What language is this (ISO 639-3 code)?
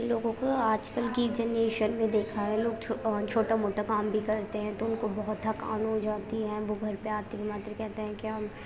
urd